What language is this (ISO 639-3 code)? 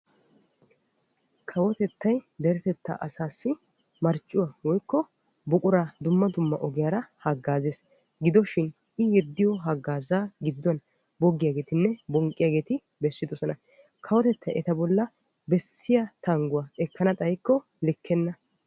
wal